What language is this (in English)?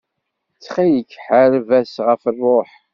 Kabyle